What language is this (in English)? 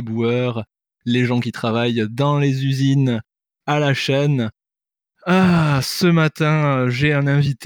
French